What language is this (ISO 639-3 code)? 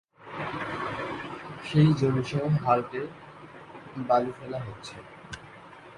ben